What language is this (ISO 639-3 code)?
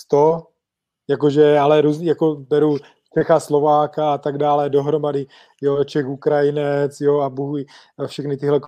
ces